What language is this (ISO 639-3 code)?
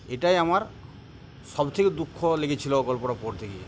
ben